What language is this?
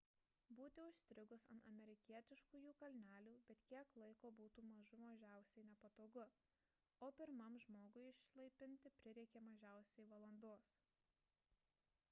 Lithuanian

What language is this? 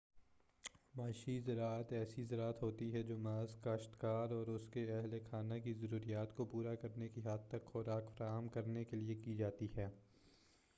Urdu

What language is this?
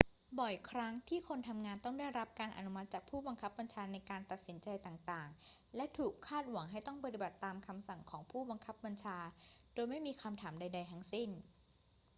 Thai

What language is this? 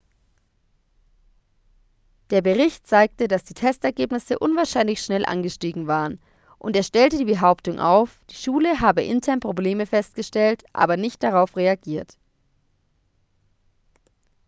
German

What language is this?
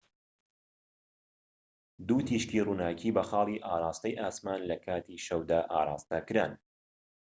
Central Kurdish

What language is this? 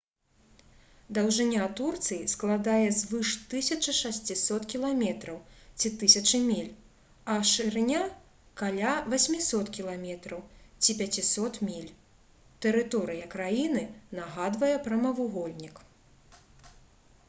Belarusian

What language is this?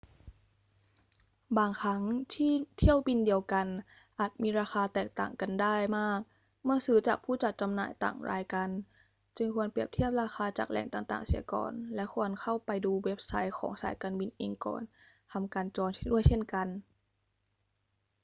Thai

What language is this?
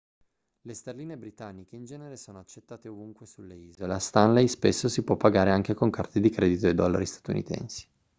Italian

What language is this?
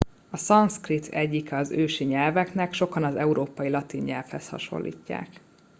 Hungarian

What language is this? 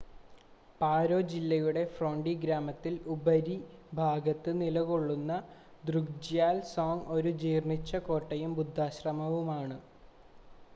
Malayalam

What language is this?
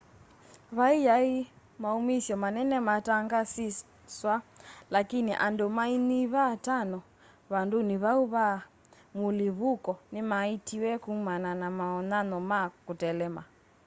Kamba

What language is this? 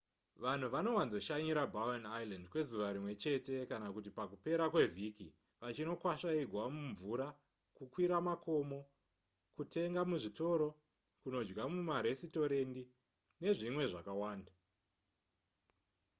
Shona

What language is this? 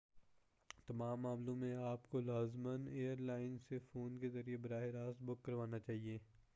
Urdu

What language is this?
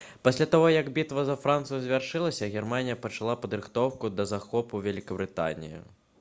Belarusian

